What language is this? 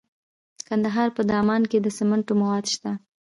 Pashto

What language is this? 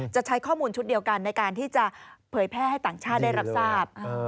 Thai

